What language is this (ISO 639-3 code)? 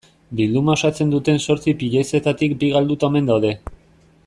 eus